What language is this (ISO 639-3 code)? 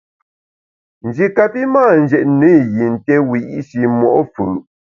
bax